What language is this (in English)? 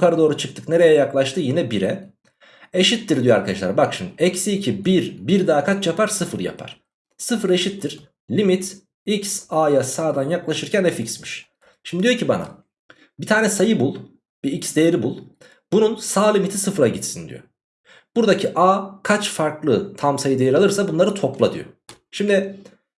Turkish